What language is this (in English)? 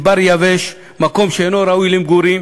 Hebrew